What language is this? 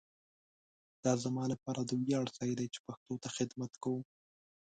Pashto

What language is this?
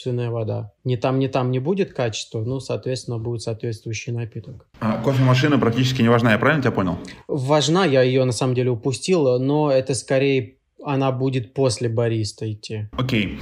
Russian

